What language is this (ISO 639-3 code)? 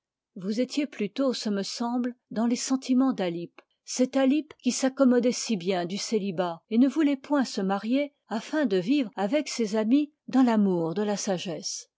fra